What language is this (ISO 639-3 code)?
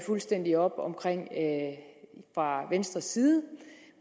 dan